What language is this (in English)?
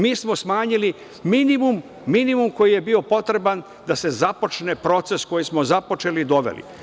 Serbian